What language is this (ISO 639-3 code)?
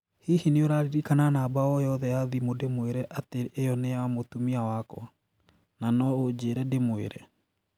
kik